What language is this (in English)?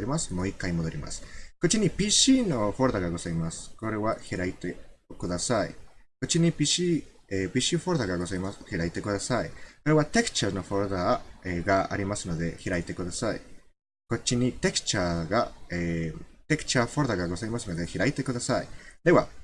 Japanese